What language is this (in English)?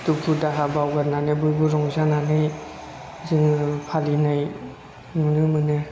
Bodo